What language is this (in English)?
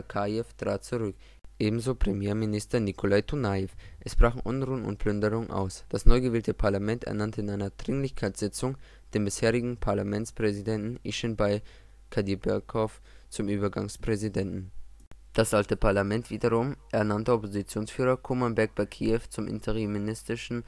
German